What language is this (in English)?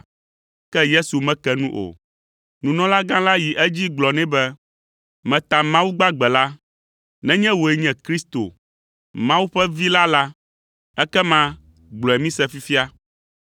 Ewe